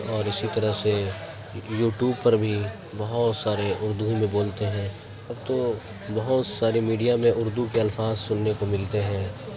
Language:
Urdu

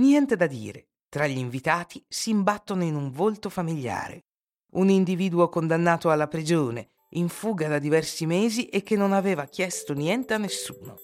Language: Italian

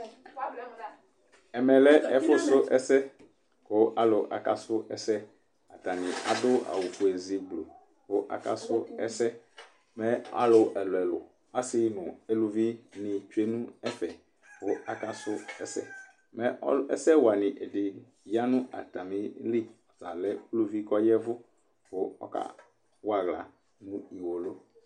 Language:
Ikposo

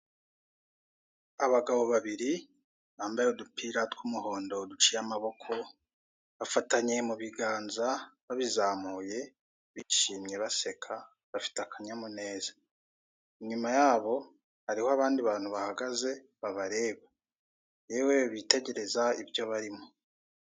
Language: Kinyarwanda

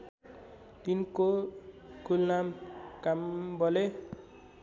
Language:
Nepali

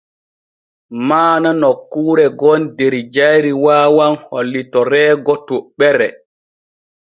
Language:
Borgu Fulfulde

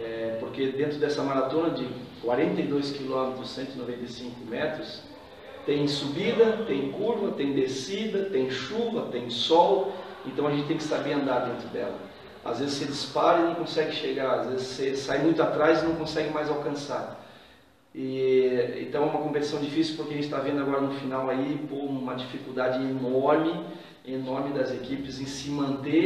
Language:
Portuguese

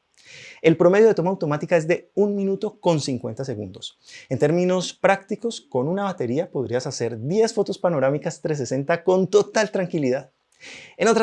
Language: Spanish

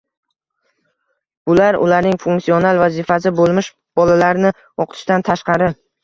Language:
Uzbek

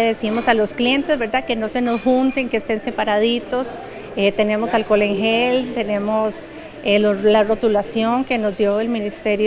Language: Spanish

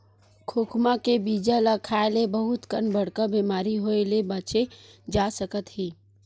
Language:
Chhattisgarhi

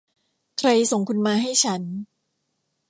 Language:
Thai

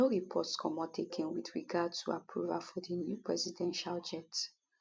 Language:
Nigerian Pidgin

